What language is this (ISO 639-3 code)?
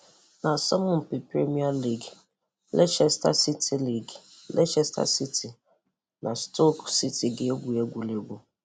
ibo